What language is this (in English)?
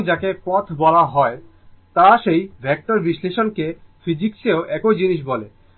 Bangla